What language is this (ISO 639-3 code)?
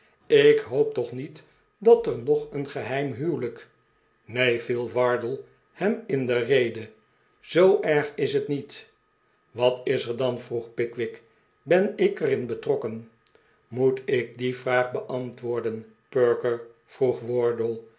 nld